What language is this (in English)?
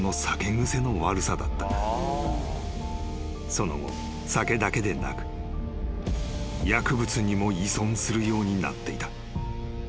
Japanese